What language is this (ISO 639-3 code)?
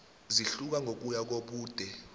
nbl